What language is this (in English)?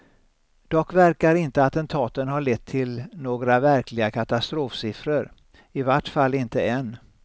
Swedish